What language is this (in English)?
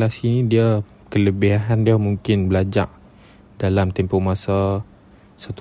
Malay